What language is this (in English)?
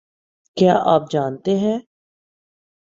Urdu